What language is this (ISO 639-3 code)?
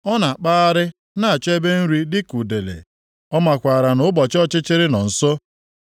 ibo